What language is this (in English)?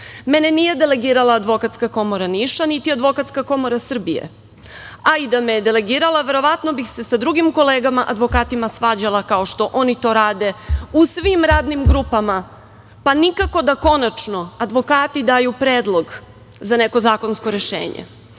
Serbian